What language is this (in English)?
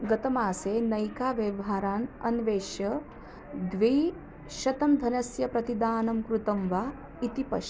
Sanskrit